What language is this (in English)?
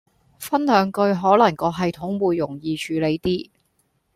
Cantonese